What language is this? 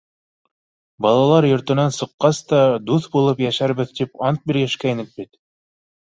Bashkir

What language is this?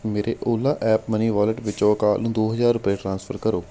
Punjabi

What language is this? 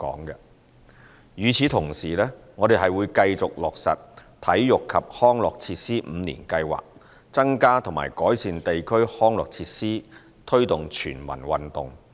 Cantonese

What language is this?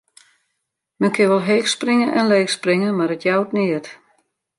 Western Frisian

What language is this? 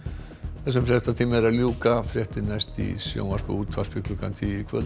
Icelandic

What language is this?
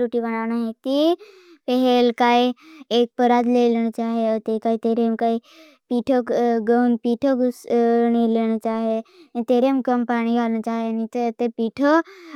Bhili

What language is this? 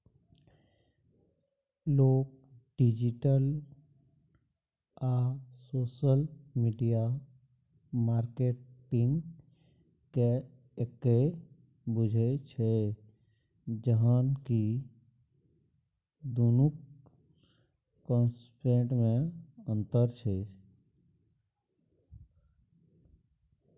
Maithili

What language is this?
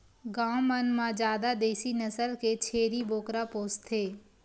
Chhattisgarhi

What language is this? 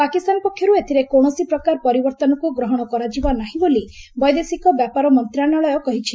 Odia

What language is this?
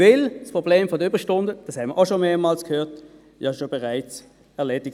Swiss German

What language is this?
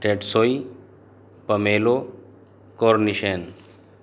Urdu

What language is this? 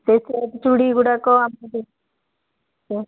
Odia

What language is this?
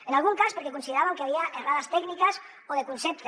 Catalan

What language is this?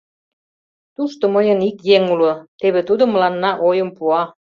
Mari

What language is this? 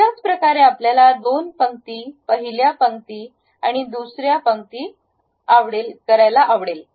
Marathi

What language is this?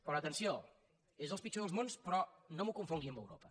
Catalan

